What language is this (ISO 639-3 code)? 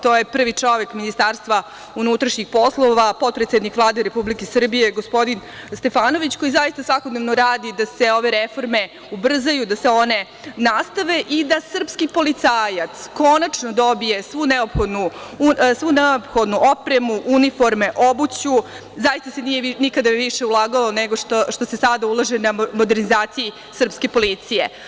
srp